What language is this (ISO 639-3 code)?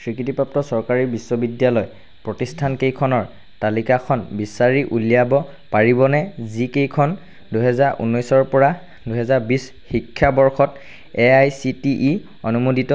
asm